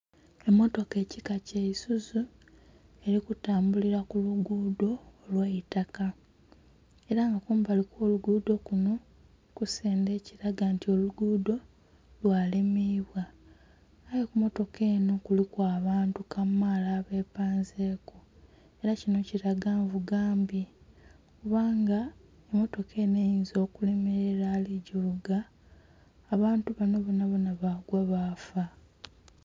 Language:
Soga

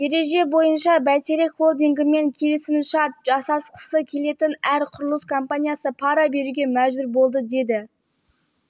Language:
Kazakh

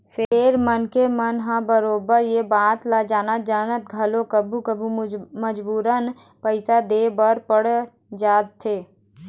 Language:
Chhattisgarhi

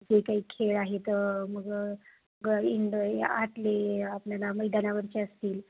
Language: Marathi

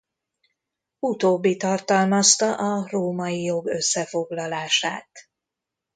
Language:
Hungarian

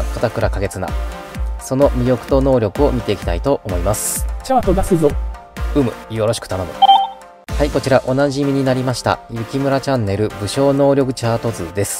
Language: Japanese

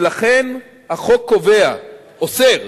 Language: Hebrew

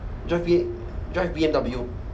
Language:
English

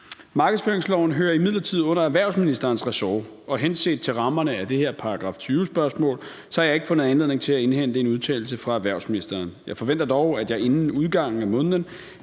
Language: Danish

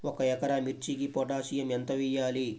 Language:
Telugu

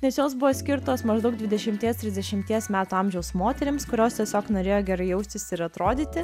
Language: Lithuanian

